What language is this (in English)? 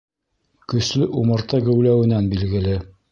Bashkir